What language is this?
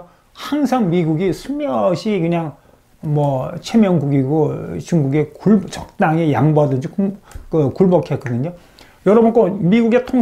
Korean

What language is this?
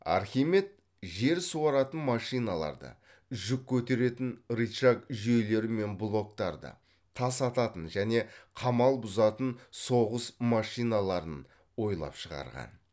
Kazakh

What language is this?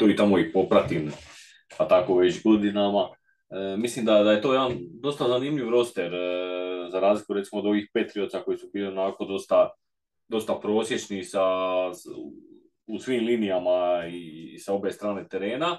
Croatian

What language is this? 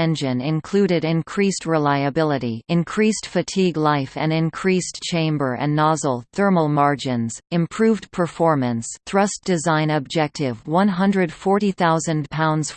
English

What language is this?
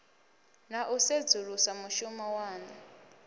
Venda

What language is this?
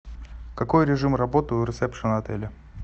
Russian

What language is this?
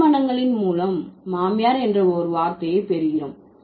Tamil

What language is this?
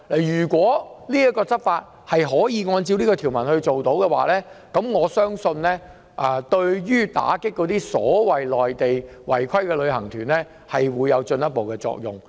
Cantonese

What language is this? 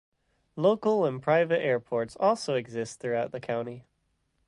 English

